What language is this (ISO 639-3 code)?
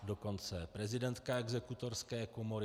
ces